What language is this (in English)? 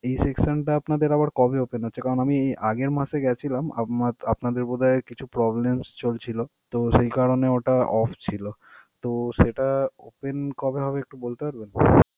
Bangla